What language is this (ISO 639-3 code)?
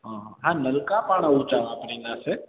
snd